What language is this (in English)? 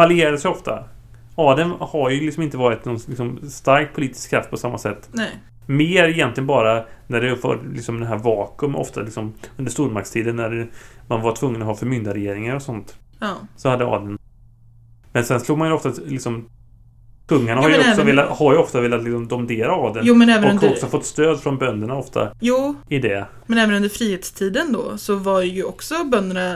Swedish